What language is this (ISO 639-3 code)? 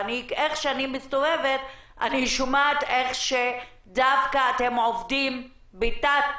heb